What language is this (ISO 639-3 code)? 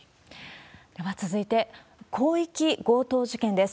jpn